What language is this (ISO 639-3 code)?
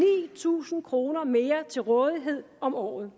dan